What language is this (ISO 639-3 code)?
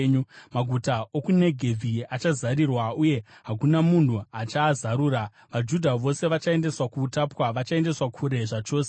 sna